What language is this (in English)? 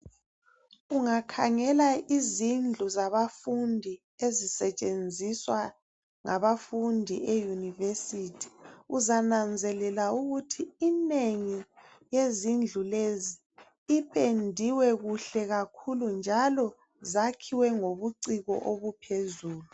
North Ndebele